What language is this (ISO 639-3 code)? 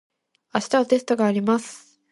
jpn